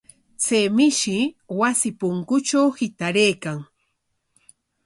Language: Corongo Ancash Quechua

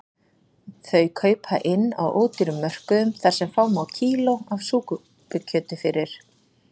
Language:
Icelandic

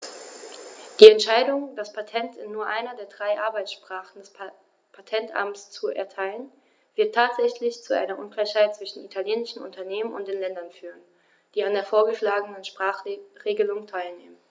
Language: German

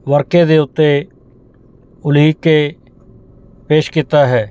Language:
Punjabi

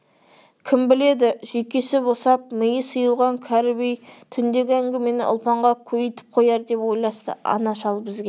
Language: Kazakh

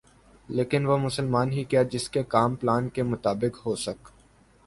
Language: Urdu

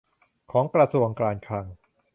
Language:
Thai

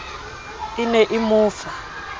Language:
Southern Sotho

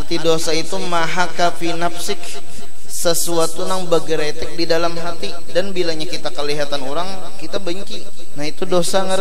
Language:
Indonesian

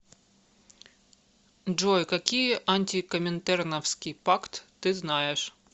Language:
Russian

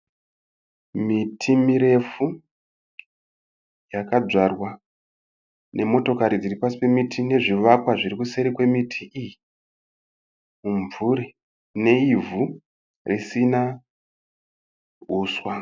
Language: Shona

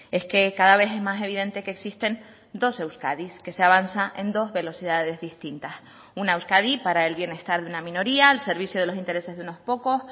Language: Spanish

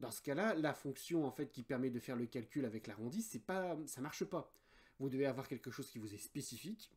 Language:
French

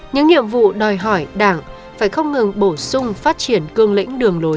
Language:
Vietnamese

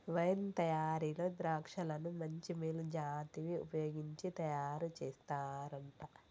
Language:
Telugu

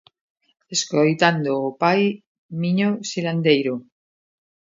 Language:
Galician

